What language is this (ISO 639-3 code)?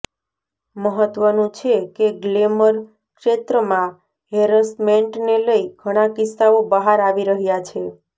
guj